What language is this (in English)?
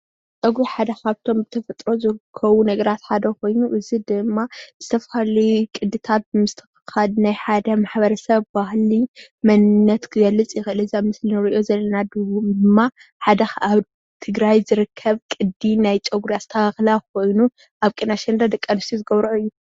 Tigrinya